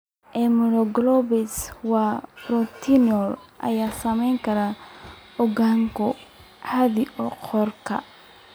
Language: Somali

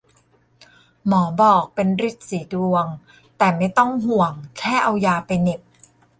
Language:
Thai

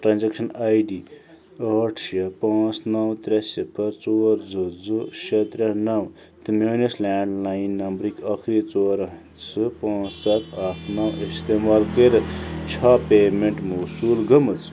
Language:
Kashmiri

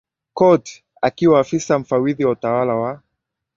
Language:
Swahili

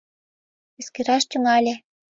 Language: Mari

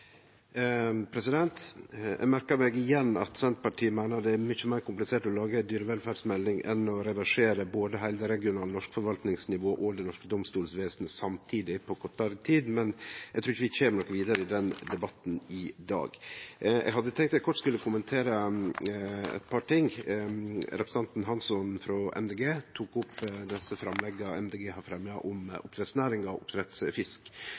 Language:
Norwegian Nynorsk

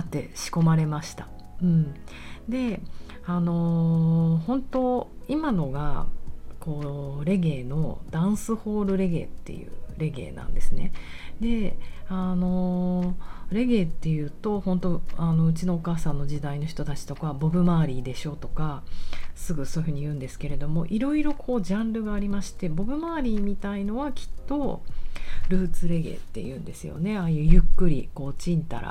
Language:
Japanese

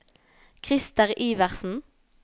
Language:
Norwegian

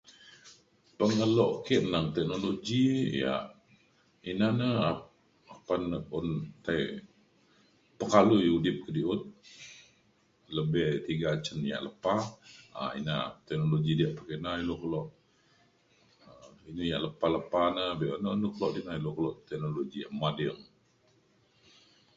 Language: Mainstream Kenyah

